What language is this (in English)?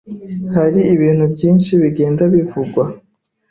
Kinyarwanda